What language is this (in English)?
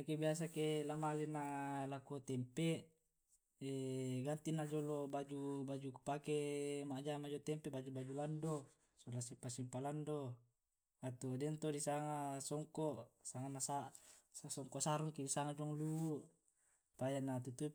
Tae'